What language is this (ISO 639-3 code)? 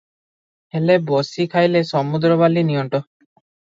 ori